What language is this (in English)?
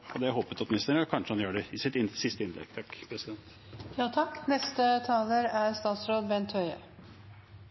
Norwegian Bokmål